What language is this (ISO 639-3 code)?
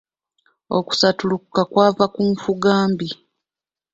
lug